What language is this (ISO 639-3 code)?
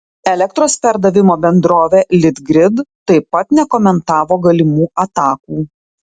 lit